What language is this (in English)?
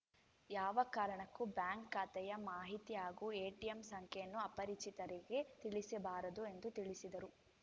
Kannada